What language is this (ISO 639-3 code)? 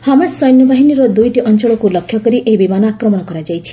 ori